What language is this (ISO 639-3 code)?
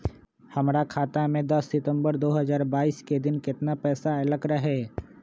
mag